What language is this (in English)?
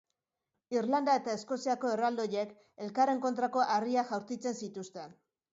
Basque